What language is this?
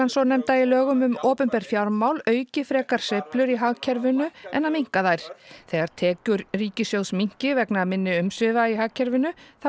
Icelandic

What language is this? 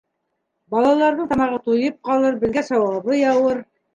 Bashkir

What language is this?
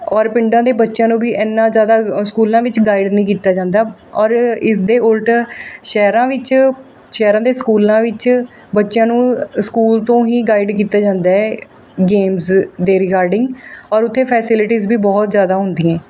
Punjabi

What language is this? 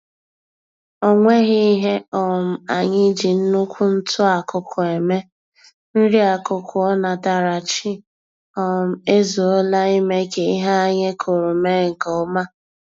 Igbo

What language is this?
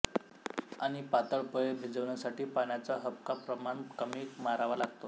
Marathi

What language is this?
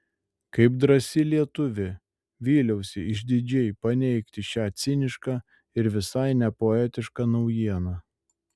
Lithuanian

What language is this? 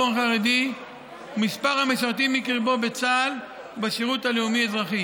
Hebrew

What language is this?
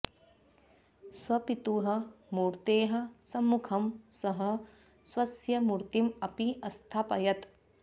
Sanskrit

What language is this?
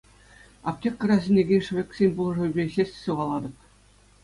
Chuvash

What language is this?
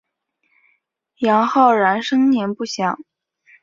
Chinese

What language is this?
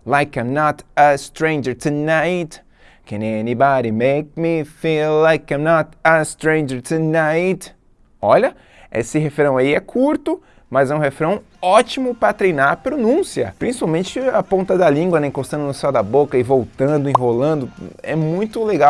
Portuguese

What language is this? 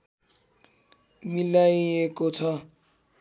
Nepali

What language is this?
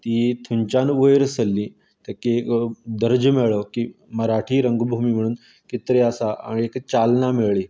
Konkani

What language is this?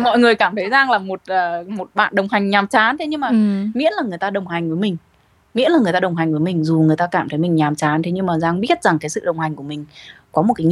Vietnamese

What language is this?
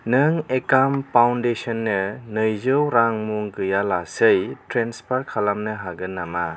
Bodo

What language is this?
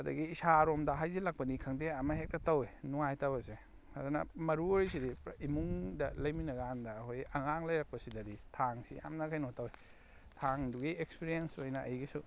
Manipuri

